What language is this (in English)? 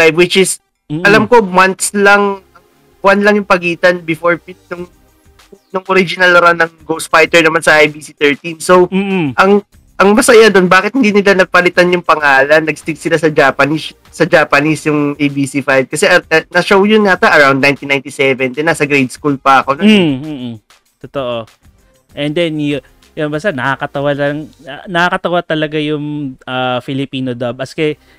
Filipino